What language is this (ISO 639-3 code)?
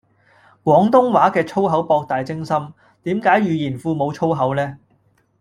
yue